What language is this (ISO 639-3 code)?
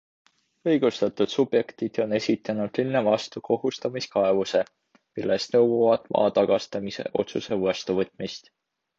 est